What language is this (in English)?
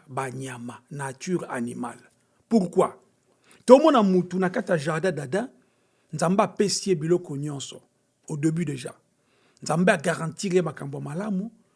French